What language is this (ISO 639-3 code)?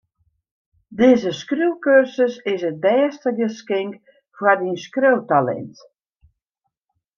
fry